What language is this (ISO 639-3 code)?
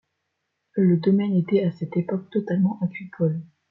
fra